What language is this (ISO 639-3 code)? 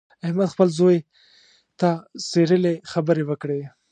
pus